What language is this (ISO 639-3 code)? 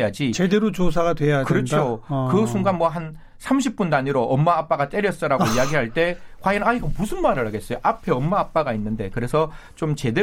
kor